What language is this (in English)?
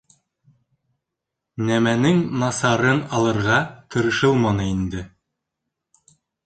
Bashkir